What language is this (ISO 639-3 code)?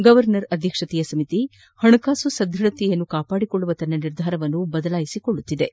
kan